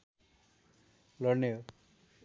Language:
Nepali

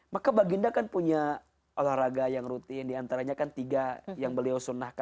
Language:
Indonesian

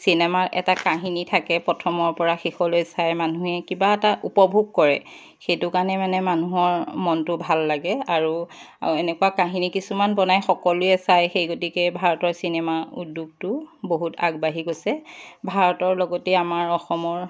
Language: Assamese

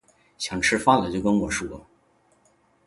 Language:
Chinese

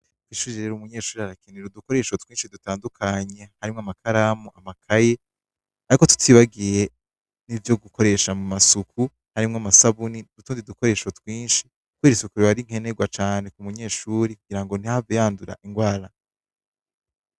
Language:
Rundi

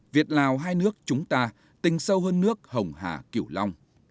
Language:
Vietnamese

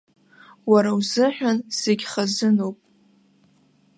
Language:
Abkhazian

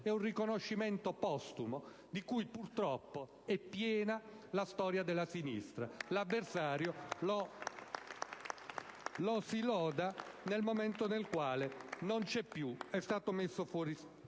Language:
Italian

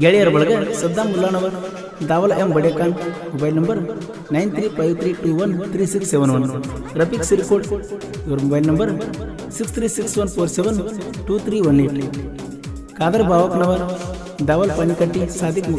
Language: Kannada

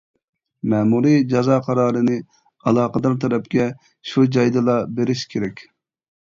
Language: Uyghur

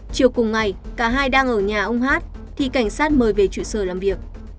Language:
Vietnamese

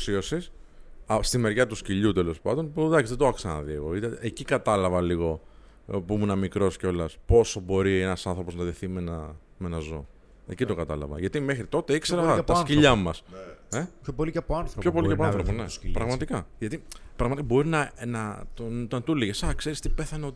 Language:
Greek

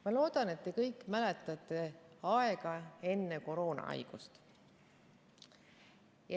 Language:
Estonian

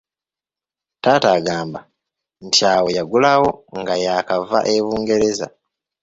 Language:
Ganda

